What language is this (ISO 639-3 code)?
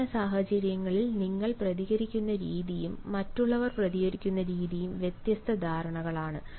mal